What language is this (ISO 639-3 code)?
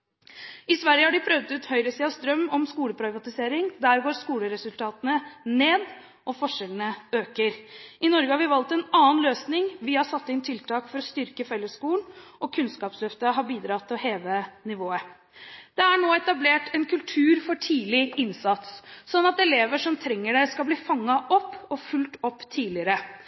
nob